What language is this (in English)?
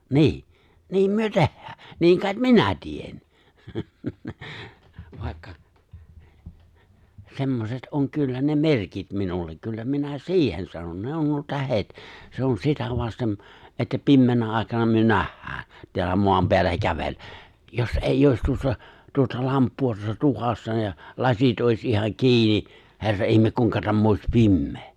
Finnish